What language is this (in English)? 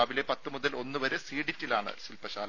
Malayalam